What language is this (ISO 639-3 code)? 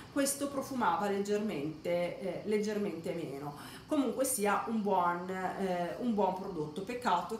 ita